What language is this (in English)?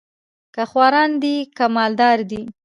Pashto